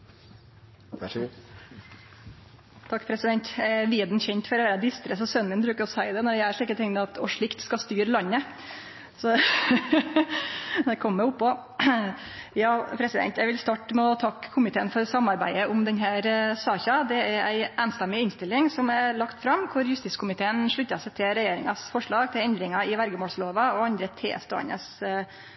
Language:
Norwegian Nynorsk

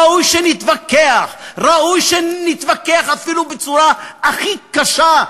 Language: Hebrew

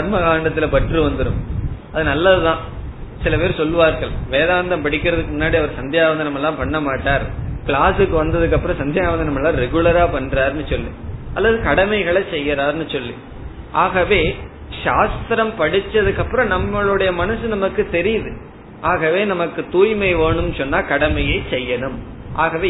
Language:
Tamil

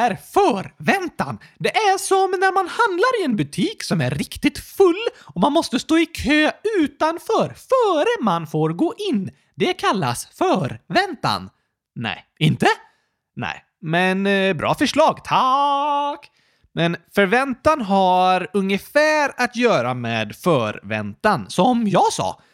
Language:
Swedish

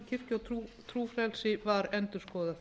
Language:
Icelandic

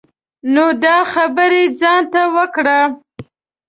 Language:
Pashto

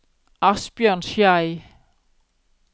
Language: Norwegian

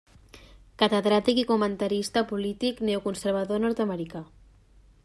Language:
Catalan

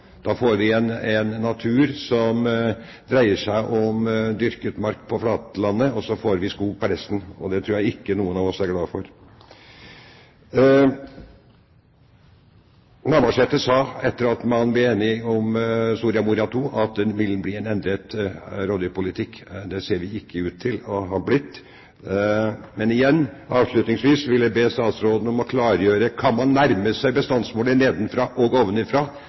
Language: Norwegian Bokmål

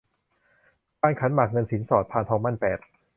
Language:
Thai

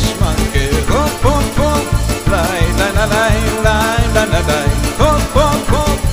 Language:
Romanian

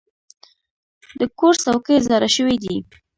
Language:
Pashto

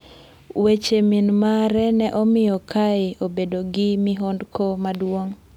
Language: Luo (Kenya and Tanzania)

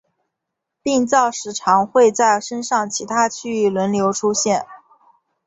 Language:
Chinese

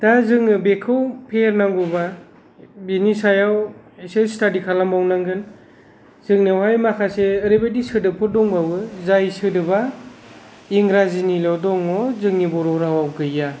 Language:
Bodo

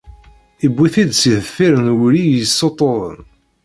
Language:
Kabyle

